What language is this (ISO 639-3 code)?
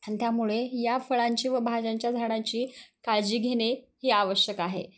mar